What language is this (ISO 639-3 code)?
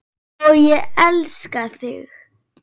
isl